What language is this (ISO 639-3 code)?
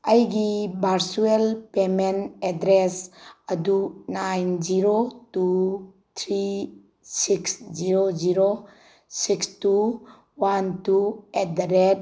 mni